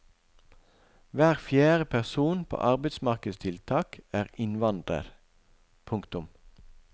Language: Norwegian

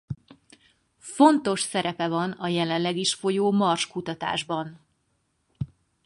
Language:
Hungarian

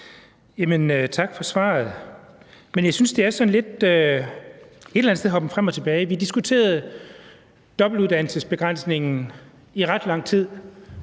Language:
Danish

